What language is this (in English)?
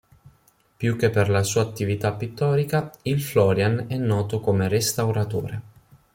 Italian